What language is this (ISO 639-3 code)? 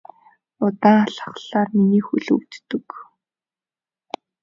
mon